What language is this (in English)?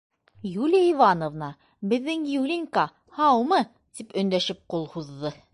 Bashkir